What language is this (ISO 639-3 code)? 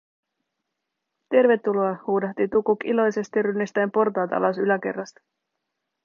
fin